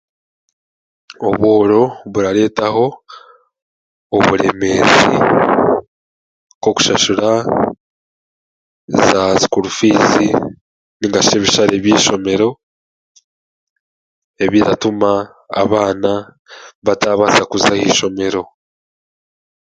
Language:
Chiga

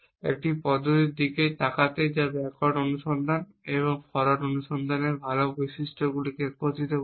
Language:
Bangla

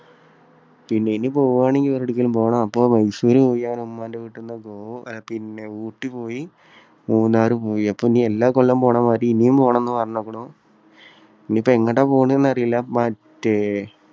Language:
Malayalam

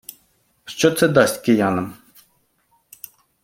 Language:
Ukrainian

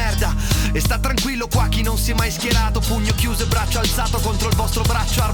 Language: Swedish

